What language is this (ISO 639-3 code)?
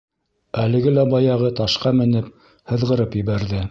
bak